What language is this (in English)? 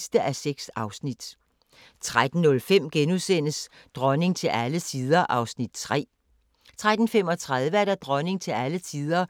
Danish